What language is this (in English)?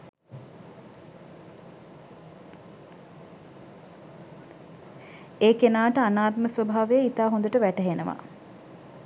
Sinhala